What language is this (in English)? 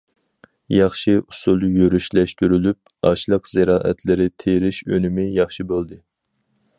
Uyghur